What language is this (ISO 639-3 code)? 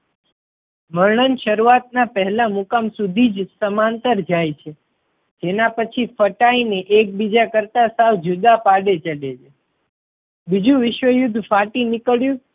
guj